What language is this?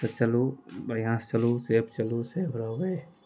Maithili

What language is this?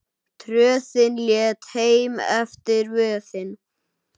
Icelandic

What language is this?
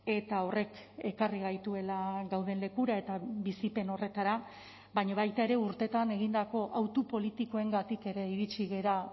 Basque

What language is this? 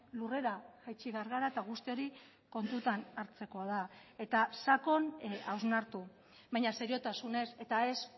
Basque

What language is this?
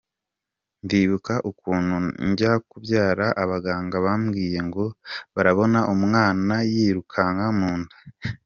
Kinyarwanda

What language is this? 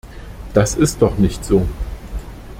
German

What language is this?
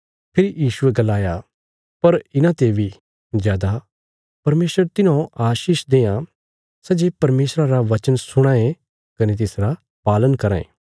Bilaspuri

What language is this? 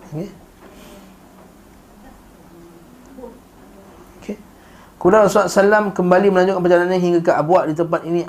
Malay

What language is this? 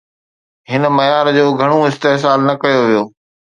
Sindhi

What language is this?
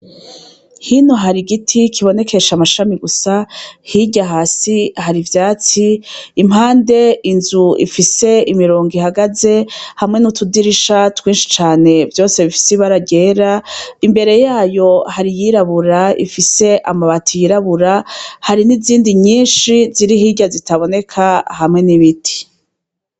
Rundi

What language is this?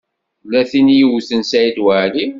Kabyle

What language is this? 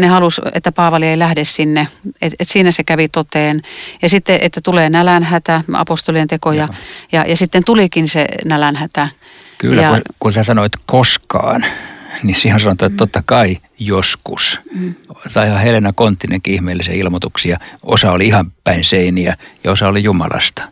Finnish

